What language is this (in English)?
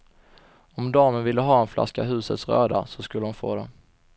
Swedish